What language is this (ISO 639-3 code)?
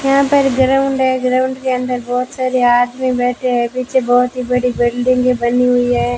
hin